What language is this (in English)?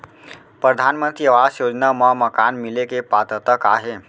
Chhattisgarhi